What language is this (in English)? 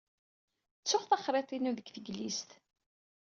Kabyle